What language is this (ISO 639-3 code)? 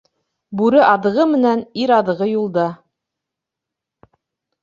bak